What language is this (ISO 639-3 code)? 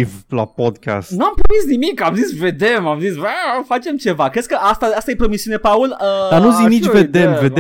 ron